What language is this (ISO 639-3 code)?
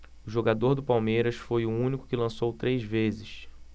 por